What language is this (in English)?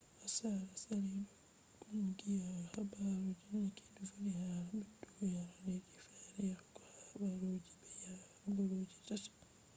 Fula